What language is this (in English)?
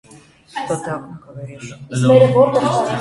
Russian